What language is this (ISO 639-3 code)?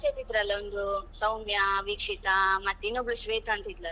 kan